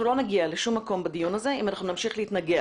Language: Hebrew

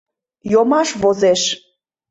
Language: Mari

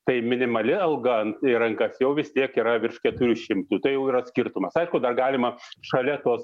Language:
Lithuanian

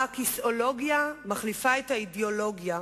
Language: Hebrew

